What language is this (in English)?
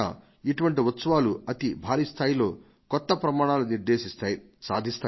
Telugu